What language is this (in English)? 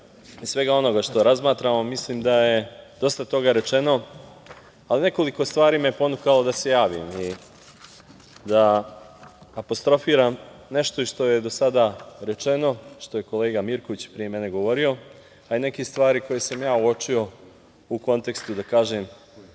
Serbian